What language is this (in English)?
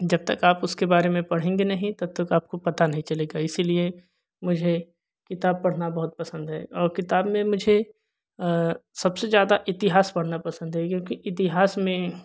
Hindi